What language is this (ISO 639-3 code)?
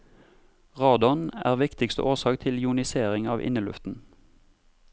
nor